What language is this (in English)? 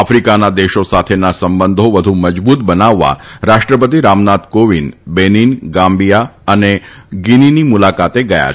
Gujarati